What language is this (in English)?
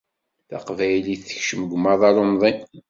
Kabyle